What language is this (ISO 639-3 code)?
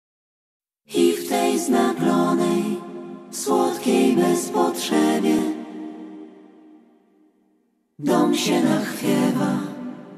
pol